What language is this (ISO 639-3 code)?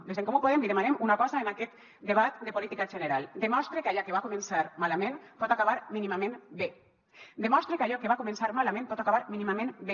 cat